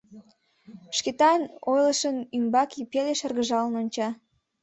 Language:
Mari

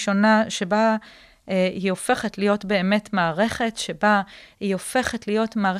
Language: Hebrew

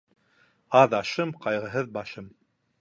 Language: Bashkir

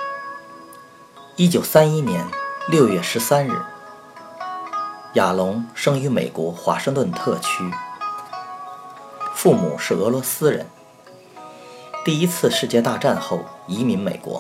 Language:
Chinese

